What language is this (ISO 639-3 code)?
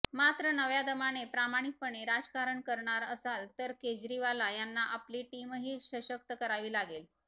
mar